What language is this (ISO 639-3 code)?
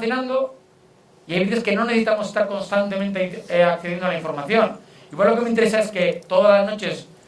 spa